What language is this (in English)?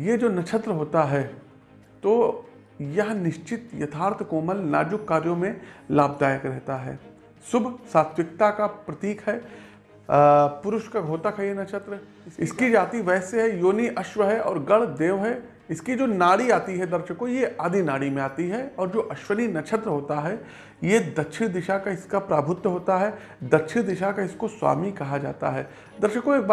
Hindi